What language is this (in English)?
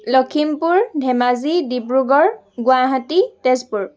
Assamese